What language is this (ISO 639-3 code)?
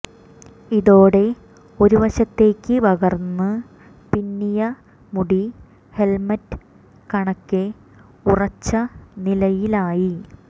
mal